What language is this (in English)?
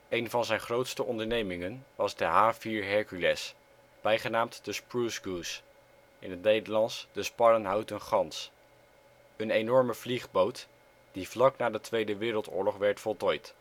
Dutch